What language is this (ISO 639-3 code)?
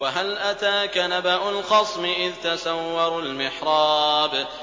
ara